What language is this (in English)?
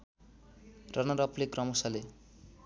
Nepali